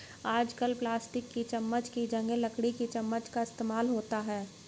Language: Hindi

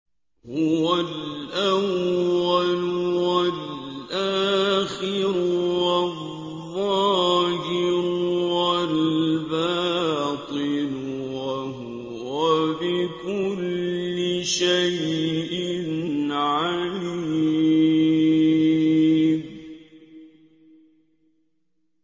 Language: Arabic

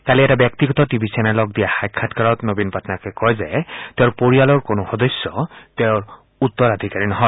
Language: Assamese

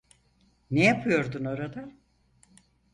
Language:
Turkish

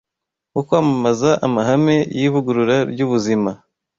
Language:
Kinyarwanda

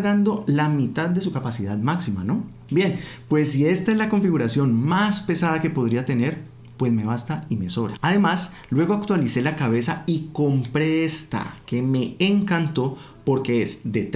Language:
Spanish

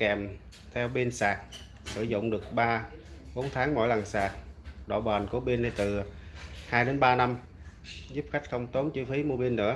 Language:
Vietnamese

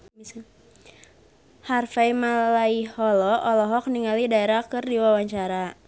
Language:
Sundanese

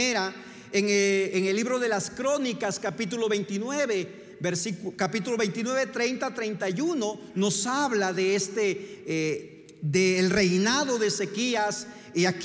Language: Spanish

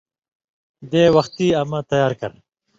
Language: Indus Kohistani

